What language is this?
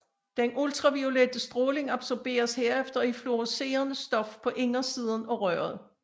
Danish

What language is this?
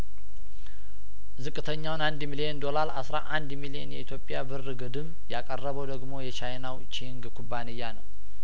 Amharic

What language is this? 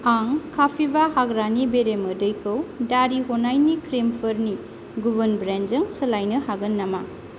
Bodo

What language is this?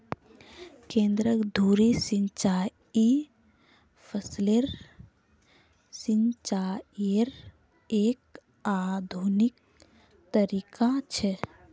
Magahi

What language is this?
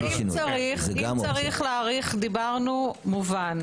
Hebrew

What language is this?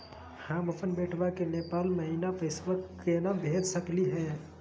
Magahi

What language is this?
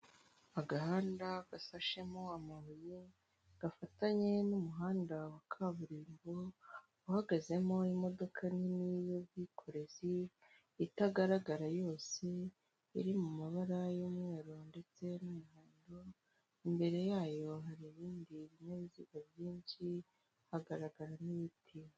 Kinyarwanda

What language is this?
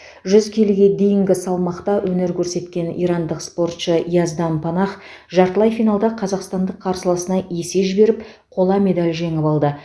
Kazakh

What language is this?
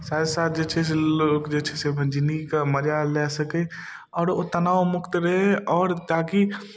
Maithili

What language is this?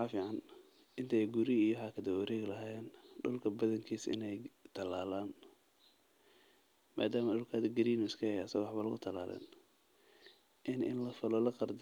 Somali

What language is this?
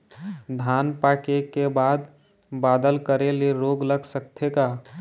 Chhattisgarhi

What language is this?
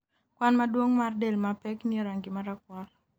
Luo (Kenya and Tanzania)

